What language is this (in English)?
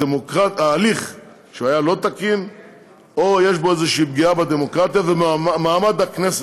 Hebrew